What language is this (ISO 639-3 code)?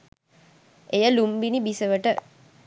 sin